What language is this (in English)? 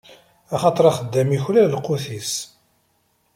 Kabyle